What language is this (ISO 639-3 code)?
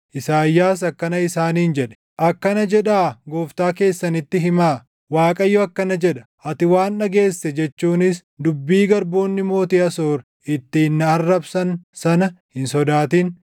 orm